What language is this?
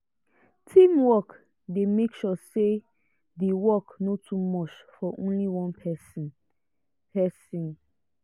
Nigerian Pidgin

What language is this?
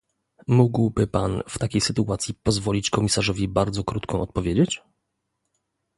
Polish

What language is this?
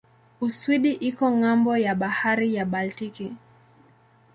Swahili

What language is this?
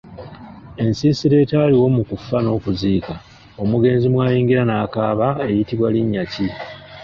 Ganda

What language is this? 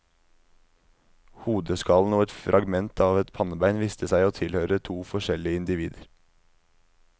Norwegian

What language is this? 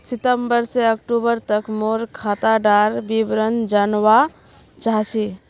Magahi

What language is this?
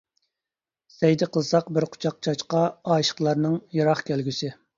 Uyghur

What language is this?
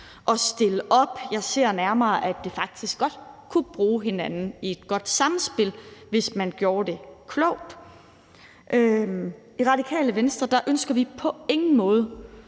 Danish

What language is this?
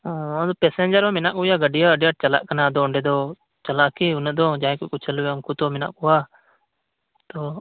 Santali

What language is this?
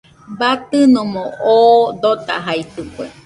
Nüpode Huitoto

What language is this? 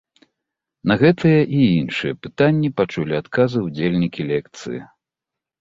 Belarusian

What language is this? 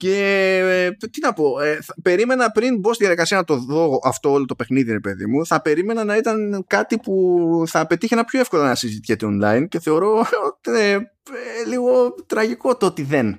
Greek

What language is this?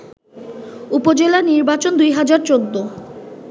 Bangla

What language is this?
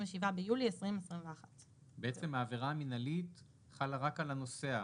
Hebrew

